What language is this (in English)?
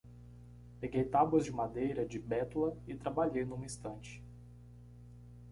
Portuguese